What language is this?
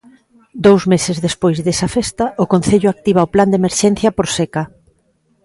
Galician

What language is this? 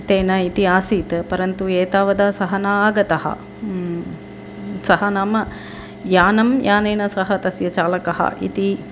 Sanskrit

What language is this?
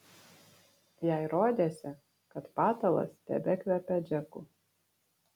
Lithuanian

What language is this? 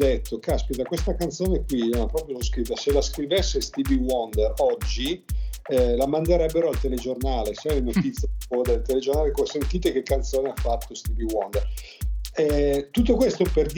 Italian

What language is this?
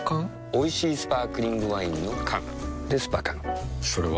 Japanese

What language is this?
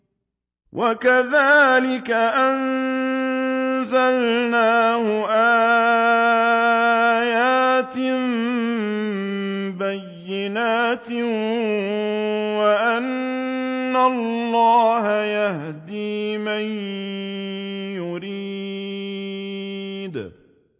Arabic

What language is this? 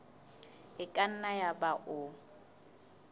Southern Sotho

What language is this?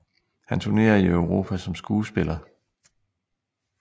Danish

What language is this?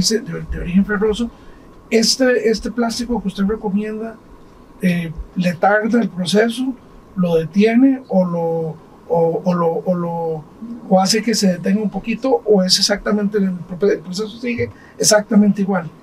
Spanish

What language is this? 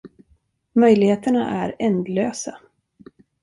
Swedish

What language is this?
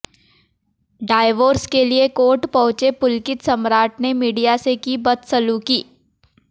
Hindi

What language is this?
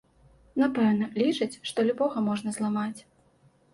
Belarusian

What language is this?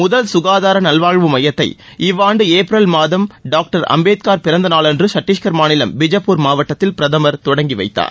Tamil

